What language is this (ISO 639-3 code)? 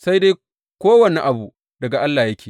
hau